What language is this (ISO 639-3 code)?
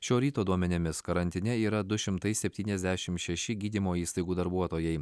lit